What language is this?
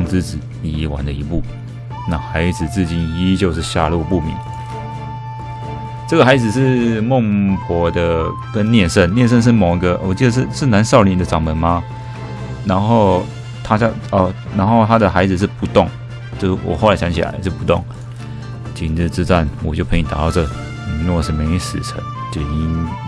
Chinese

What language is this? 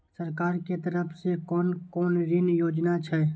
Maithili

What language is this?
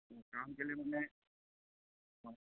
Assamese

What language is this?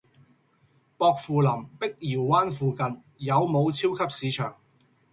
Cantonese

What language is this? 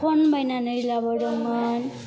Bodo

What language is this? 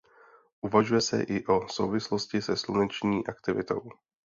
Czech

